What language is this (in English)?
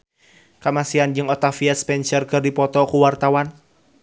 Sundanese